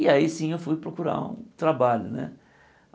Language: Portuguese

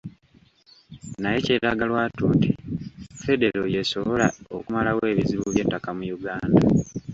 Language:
Ganda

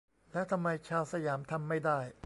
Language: Thai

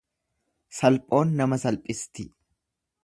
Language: Oromo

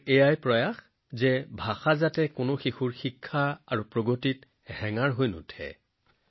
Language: Assamese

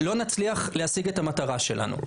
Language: Hebrew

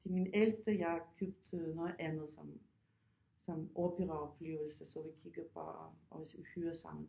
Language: Danish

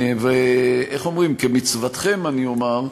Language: Hebrew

